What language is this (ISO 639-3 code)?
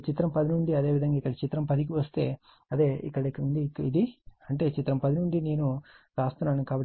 tel